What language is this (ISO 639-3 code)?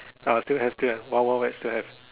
eng